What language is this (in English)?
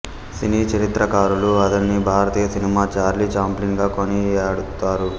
Telugu